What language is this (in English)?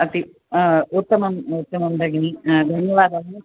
Sanskrit